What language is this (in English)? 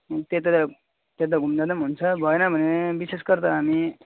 Nepali